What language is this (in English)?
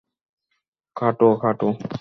Bangla